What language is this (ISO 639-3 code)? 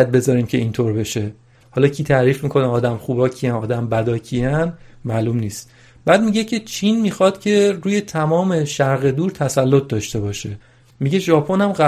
fas